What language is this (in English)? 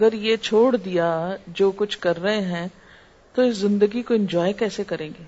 Urdu